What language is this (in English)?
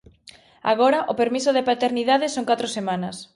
Galician